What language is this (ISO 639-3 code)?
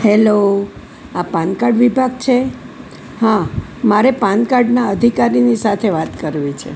guj